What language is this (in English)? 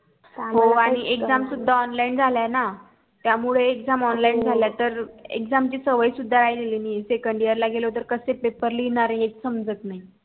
Marathi